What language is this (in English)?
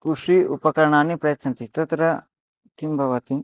Sanskrit